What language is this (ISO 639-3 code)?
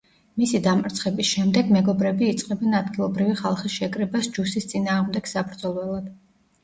kat